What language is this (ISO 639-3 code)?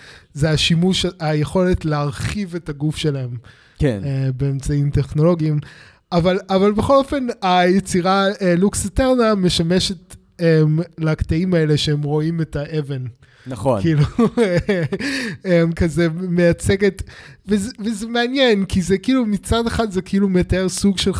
heb